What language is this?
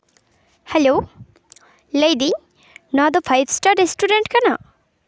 Santali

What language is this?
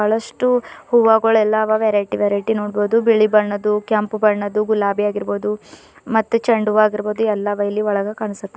Kannada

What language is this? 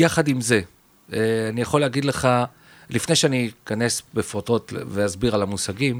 Hebrew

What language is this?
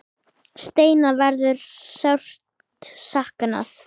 Icelandic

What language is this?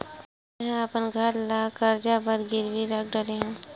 Chhattisgarhi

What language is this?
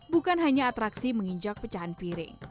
Indonesian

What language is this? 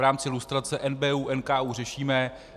Czech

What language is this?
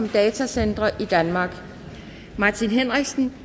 Danish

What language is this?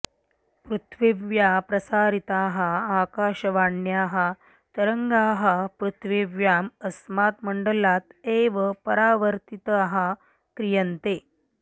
Sanskrit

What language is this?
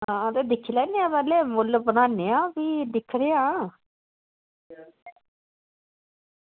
Dogri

